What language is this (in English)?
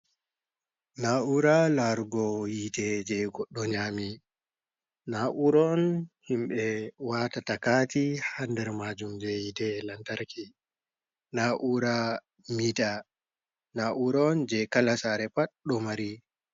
Fula